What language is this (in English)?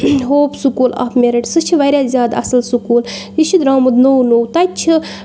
Kashmiri